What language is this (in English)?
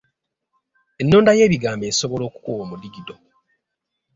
Ganda